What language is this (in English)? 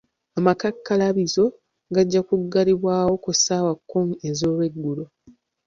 Ganda